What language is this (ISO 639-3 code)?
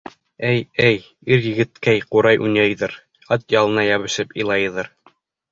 bak